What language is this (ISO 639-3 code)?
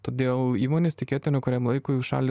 lit